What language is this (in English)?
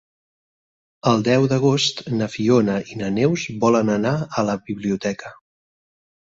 Catalan